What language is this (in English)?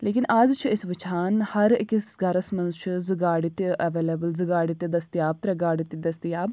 Kashmiri